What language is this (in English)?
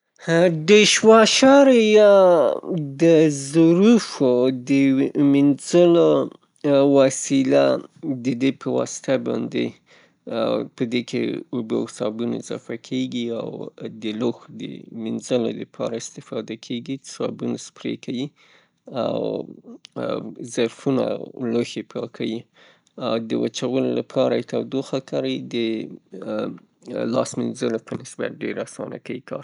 Pashto